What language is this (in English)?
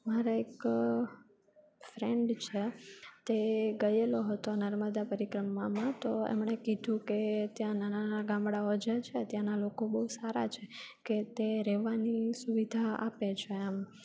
Gujarati